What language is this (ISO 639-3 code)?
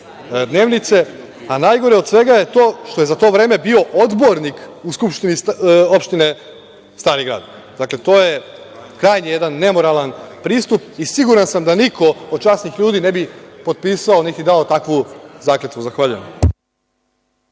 srp